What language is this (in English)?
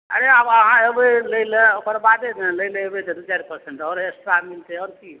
Maithili